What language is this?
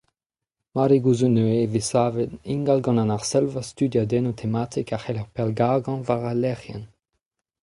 Breton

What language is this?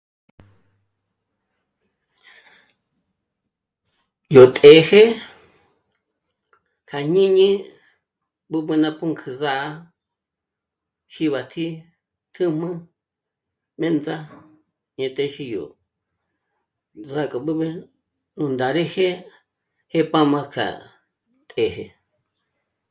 Michoacán Mazahua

